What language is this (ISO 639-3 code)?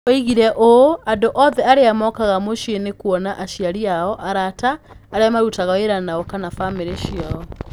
kik